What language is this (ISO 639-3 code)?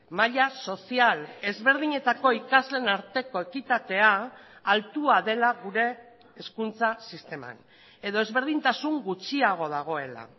eus